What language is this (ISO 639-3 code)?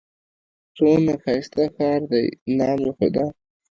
pus